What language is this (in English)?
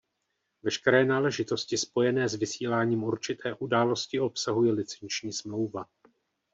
Czech